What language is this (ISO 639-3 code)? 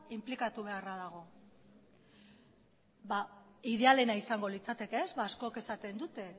eus